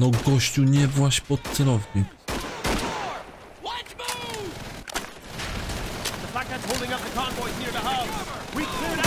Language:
Polish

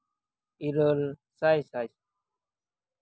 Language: Santali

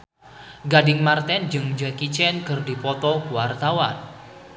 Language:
Sundanese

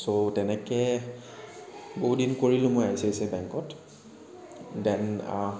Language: Assamese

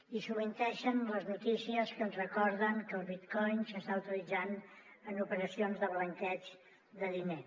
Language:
Catalan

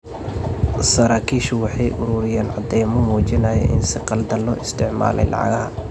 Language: Somali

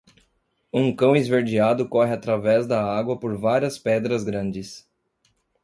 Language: Portuguese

